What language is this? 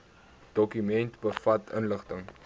Afrikaans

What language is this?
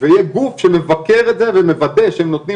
Hebrew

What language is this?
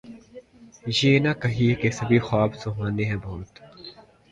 Urdu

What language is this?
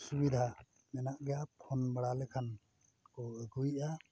Santali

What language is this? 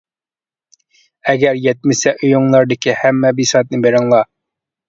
Uyghur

